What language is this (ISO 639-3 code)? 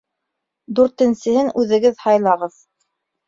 bak